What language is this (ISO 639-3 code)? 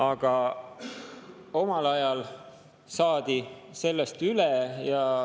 est